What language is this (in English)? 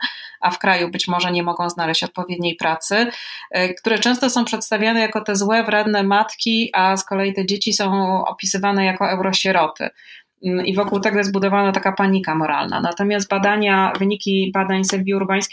Polish